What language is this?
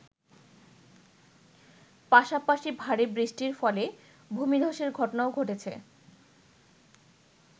Bangla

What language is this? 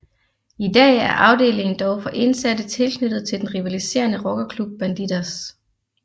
Danish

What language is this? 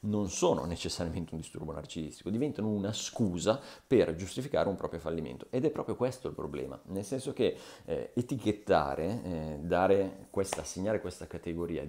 Italian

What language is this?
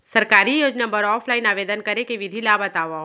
Chhattisgarhi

